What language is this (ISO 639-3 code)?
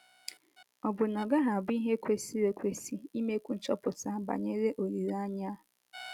ibo